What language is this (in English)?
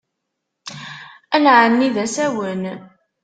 Kabyle